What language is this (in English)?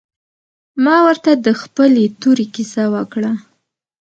Pashto